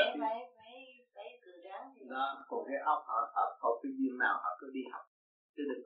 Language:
Vietnamese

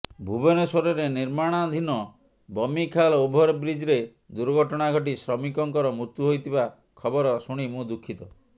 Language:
Odia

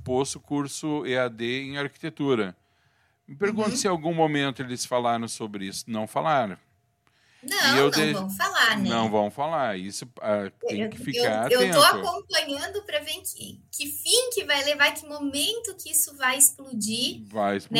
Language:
Portuguese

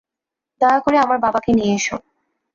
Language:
Bangla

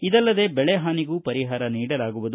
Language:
Kannada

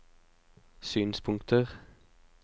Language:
Norwegian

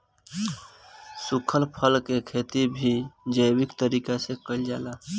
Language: Bhojpuri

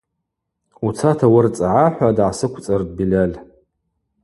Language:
Abaza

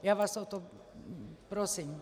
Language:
Czech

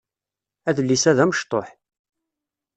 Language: Kabyle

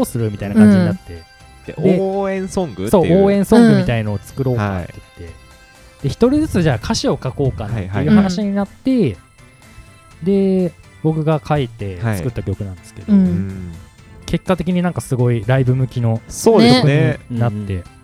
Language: Japanese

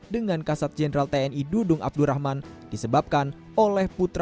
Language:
Indonesian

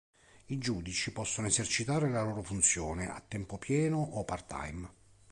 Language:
Italian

